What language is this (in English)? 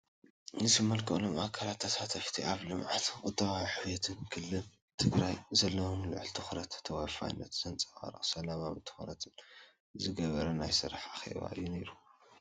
Tigrinya